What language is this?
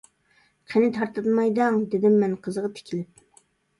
Uyghur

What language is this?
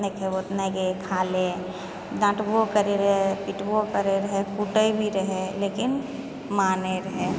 Maithili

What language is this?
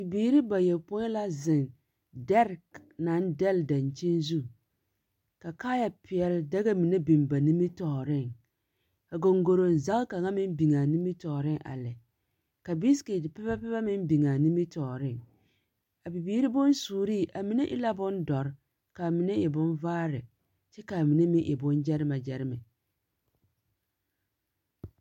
Southern Dagaare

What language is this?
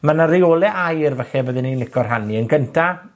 Welsh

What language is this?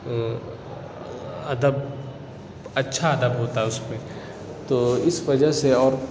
Urdu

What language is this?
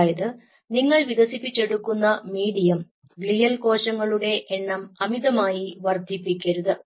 Malayalam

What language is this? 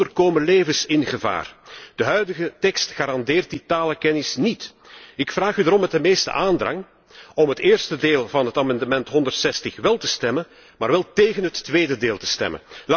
Dutch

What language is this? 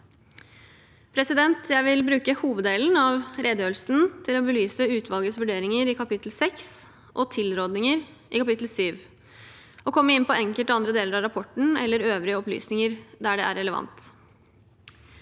Norwegian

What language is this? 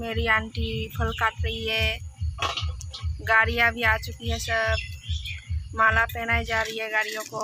Hindi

